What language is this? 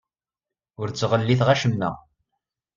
Kabyle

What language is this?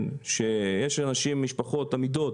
Hebrew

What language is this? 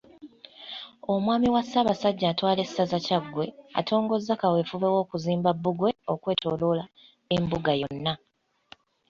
Ganda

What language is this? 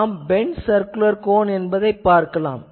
Tamil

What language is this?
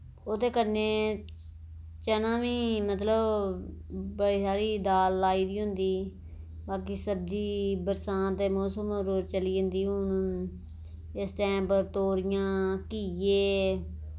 Dogri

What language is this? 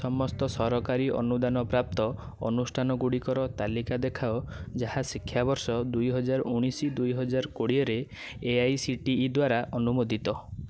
Odia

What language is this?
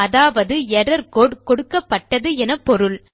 Tamil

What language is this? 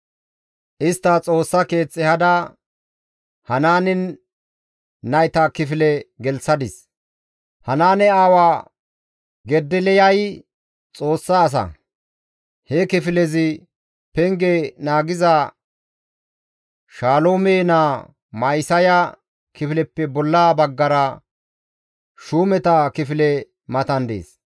Gamo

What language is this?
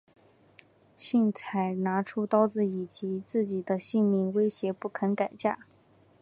Chinese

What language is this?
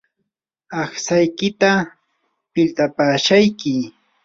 Yanahuanca Pasco Quechua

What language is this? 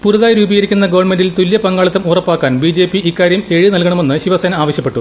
Malayalam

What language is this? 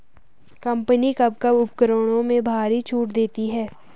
Hindi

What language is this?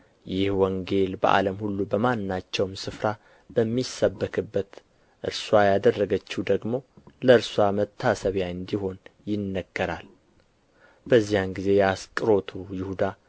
Amharic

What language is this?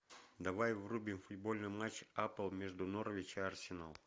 Russian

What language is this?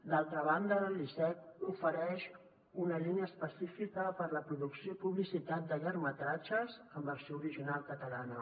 Catalan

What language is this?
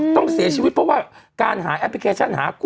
Thai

